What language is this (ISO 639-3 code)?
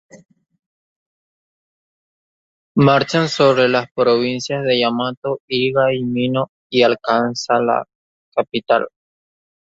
spa